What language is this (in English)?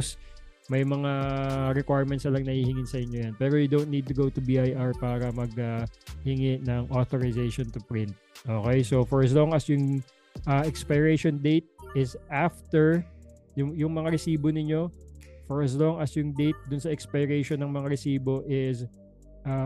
Filipino